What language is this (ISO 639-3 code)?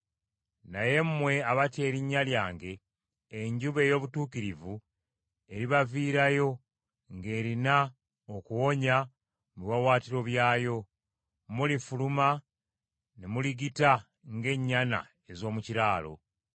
lug